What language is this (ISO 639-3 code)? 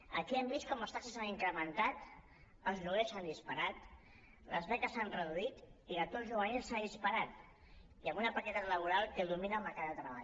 cat